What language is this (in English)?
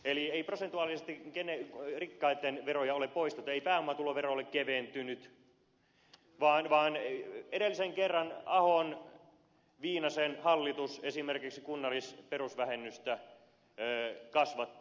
Finnish